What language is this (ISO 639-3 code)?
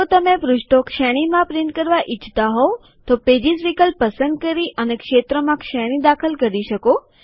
guj